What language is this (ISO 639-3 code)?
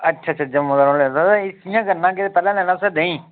doi